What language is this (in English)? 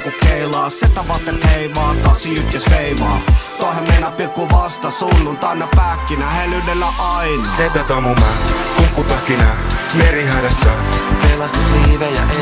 Finnish